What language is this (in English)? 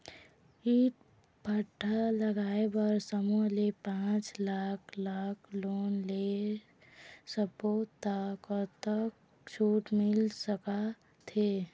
Chhattisgarhi